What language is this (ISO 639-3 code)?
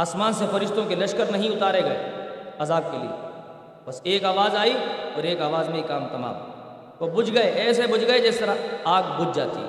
urd